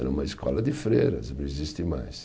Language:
Portuguese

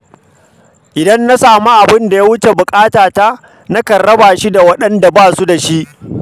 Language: Hausa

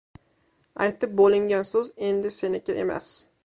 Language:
Uzbek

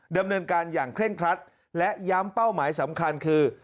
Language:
Thai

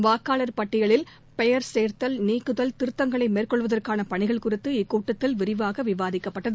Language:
Tamil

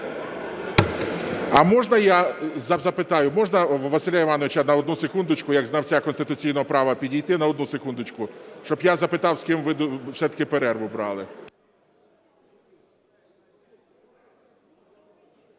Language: Ukrainian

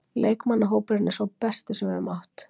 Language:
Icelandic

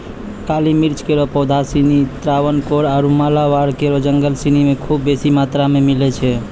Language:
Maithili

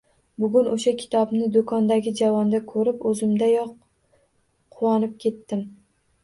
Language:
Uzbek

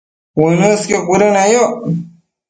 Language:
Matsés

